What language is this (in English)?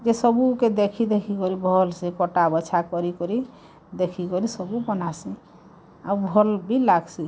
Odia